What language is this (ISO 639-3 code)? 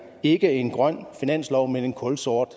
dan